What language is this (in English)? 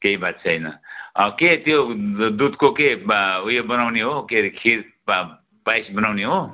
Nepali